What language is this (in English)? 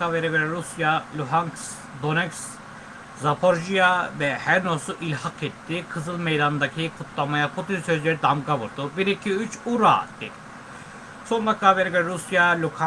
Turkish